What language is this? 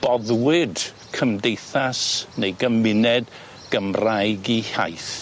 Welsh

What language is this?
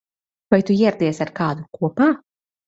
Latvian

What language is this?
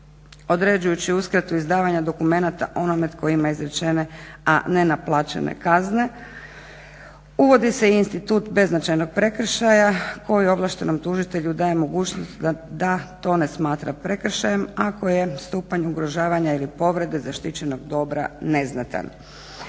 Croatian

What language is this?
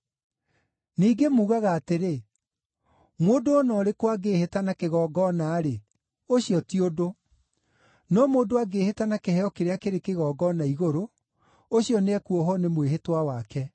Kikuyu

